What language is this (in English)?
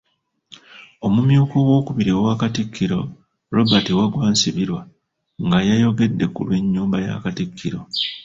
Ganda